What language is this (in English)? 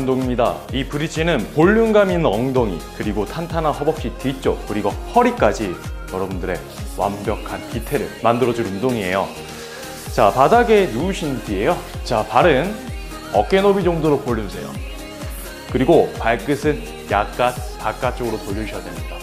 Korean